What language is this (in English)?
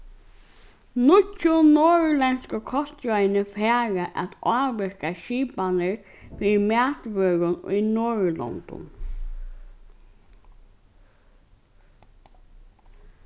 Faroese